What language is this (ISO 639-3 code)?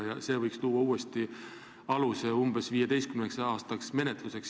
est